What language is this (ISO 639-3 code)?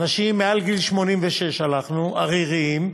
heb